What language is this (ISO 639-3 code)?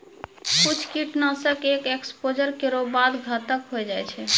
mai